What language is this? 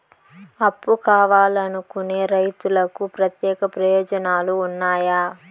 Telugu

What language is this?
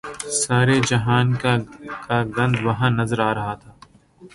Urdu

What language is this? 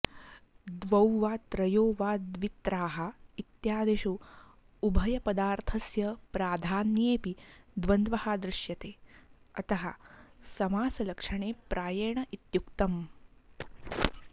Sanskrit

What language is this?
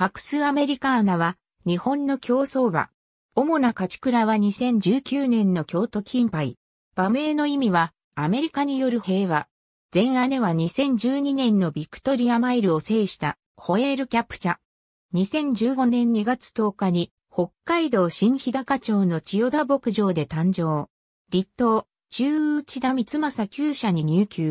Japanese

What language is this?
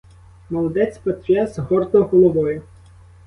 Ukrainian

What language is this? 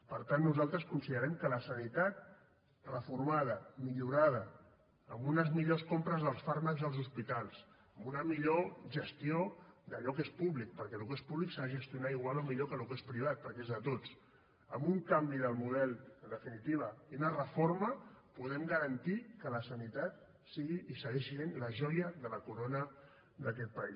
Catalan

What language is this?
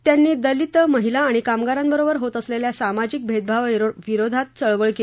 Marathi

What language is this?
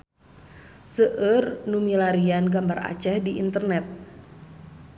Sundanese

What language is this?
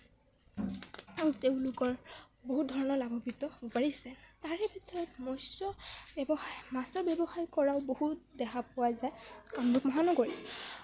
Assamese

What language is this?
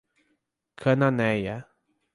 Portuguese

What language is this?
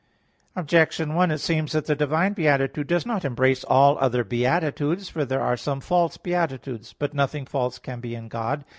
English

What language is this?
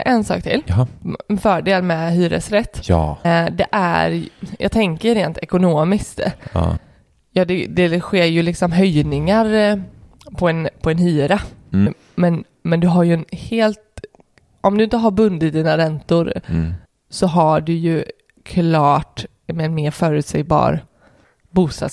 Swedish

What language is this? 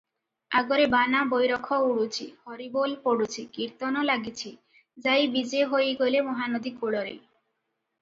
Odia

